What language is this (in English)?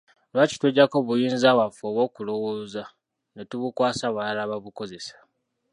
Ganda